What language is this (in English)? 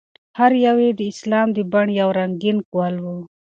Pashto